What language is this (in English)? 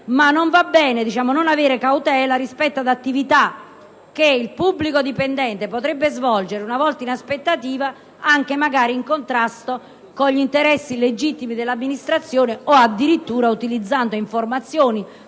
Italian